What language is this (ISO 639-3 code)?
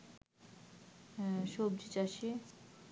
ben